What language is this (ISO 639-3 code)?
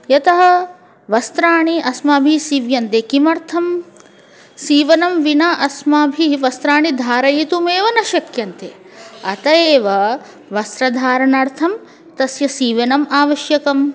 san